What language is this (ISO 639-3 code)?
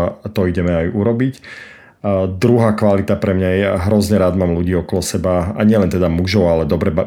slk